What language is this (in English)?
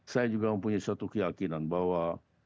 Indonesian